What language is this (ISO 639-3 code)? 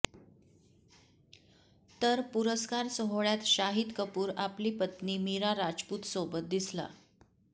mar